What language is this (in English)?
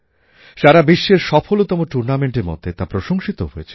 Bangla